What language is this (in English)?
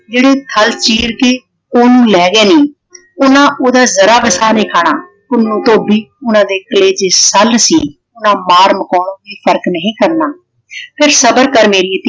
Punjabi